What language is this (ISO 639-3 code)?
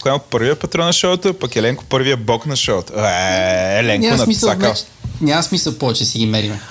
bul